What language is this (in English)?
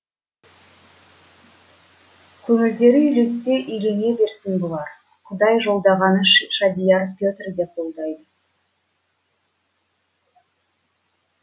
Kazakh